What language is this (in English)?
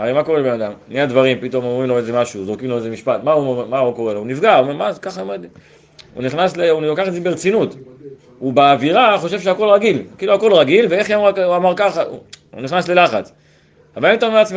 Hebrew